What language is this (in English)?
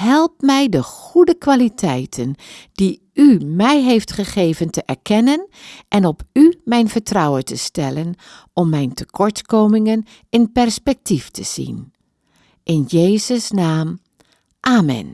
Dutch